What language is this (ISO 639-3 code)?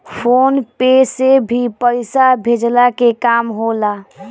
bho